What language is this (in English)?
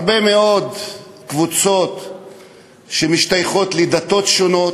Hebrew